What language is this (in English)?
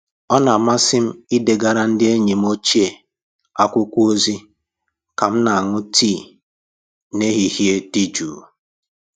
Igbo